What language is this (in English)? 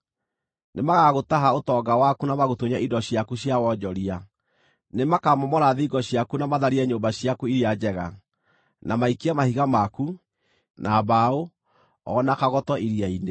Kikuyu